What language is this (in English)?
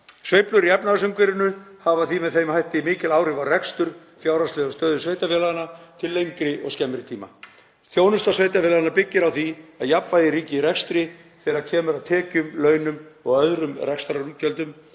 Icelandic